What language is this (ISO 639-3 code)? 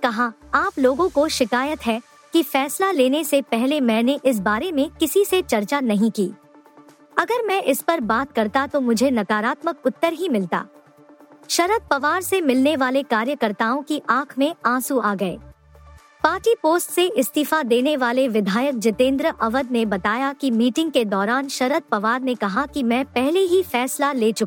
hin